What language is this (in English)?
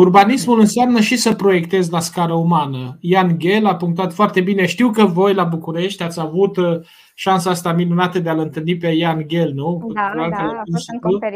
Romanian